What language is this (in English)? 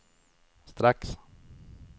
Swedish